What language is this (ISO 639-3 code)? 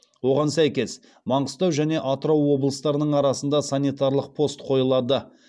kaz